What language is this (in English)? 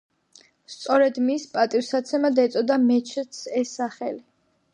Georgian